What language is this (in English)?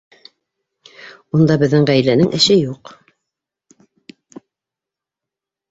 Bashkir